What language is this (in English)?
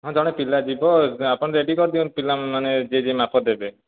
Odia